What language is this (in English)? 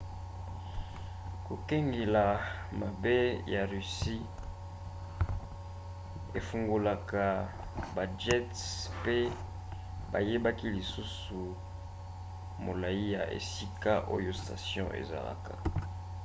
Lingala